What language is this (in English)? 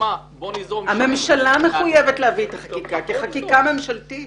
Hebrew